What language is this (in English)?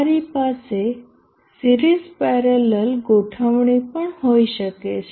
Gujarati